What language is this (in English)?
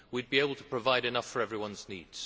English